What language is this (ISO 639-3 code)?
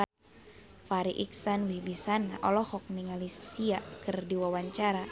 sun